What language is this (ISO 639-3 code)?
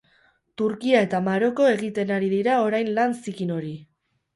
eus